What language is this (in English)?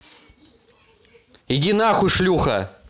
Russian